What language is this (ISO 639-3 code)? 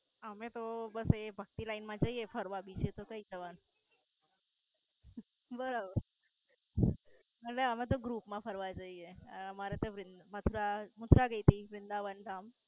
guj